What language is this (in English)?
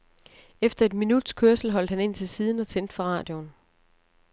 Danish